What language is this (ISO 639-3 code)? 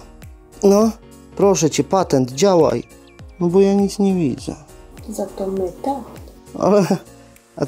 pol